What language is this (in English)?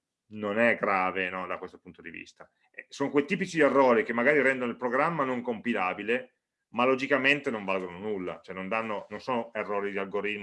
Italian